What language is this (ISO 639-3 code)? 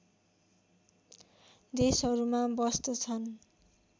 nep